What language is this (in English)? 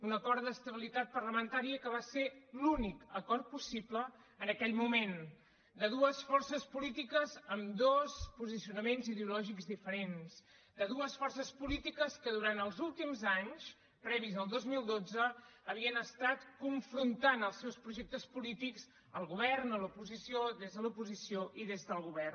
Catalan